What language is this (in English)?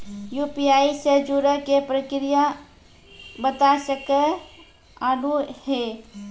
Maithili